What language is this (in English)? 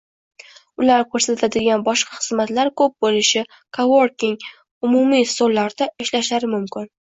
Uzbek